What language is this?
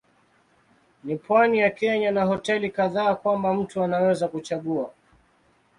Swahili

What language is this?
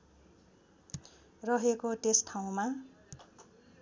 Nepali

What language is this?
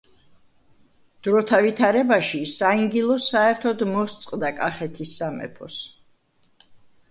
Georgian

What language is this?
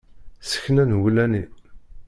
Kabyle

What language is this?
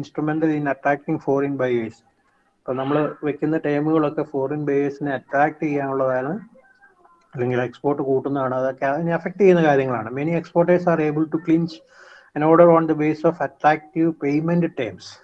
English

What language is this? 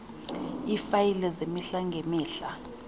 Xhosa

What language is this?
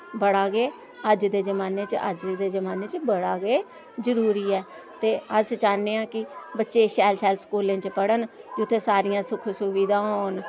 Dogri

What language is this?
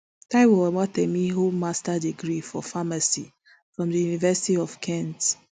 Nigerian Pidgin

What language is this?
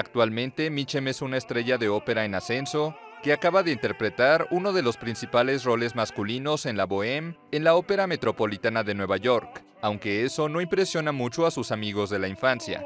Spanish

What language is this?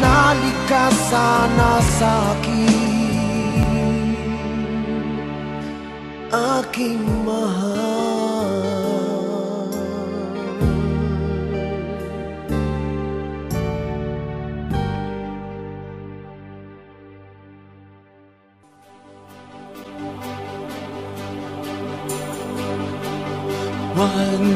Indonesian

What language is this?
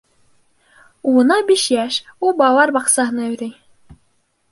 Bashkir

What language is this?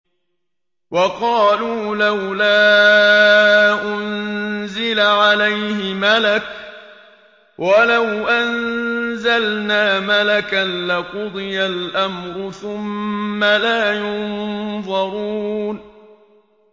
Arabic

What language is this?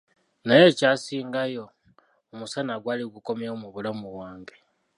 Ganda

